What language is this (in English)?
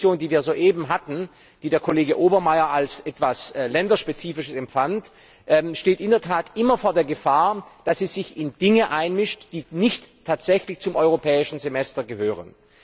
German